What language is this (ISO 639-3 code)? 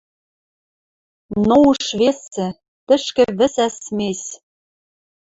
mrj